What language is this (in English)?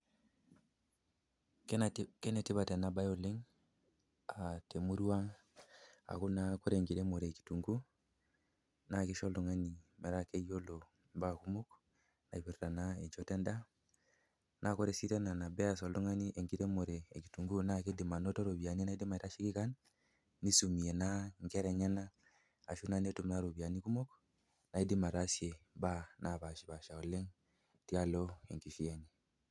Masai